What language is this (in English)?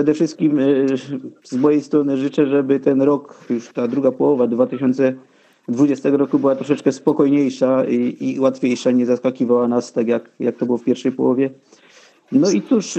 Polish